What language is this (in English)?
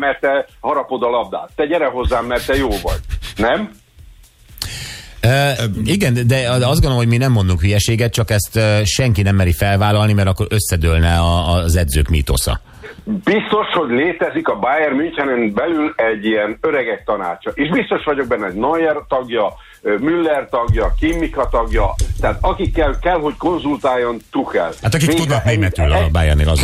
Hungarian